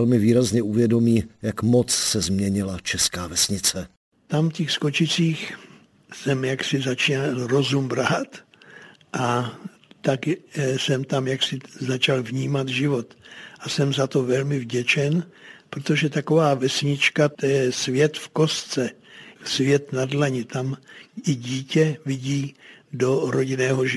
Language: Czech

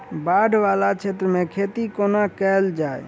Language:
Maithili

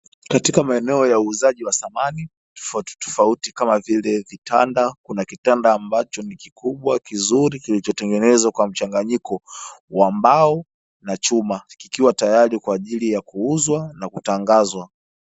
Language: Swahili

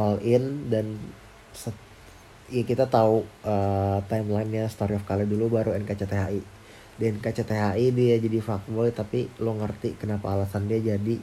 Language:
Indonesian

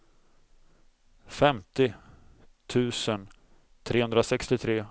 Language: Swedish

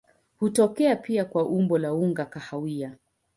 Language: Swahili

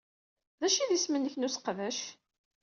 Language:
Kabyle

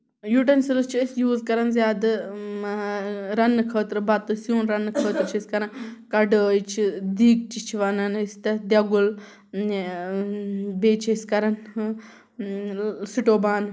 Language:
Kashmiri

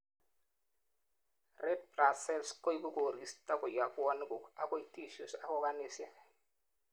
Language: Kalenjin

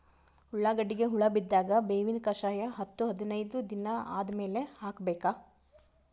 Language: Kannada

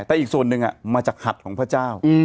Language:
Thai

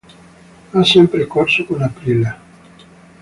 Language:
Italian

